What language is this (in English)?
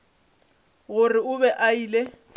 Northern Sotho